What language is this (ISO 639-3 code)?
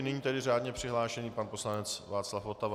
ces